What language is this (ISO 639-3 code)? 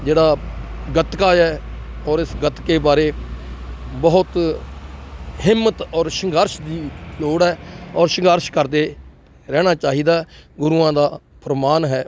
pan